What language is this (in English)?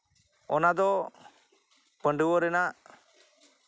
Santali